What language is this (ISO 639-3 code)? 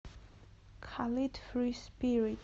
rus